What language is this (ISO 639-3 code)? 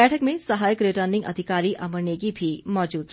hin